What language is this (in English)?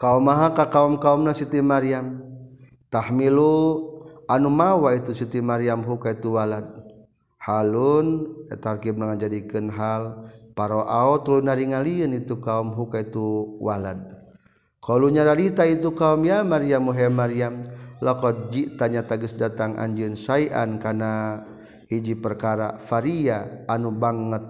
Malay